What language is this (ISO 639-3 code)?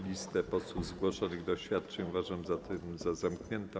pol